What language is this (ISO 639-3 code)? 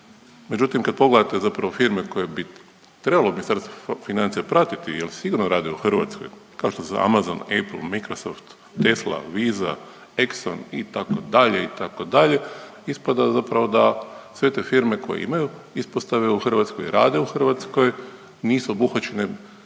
hrv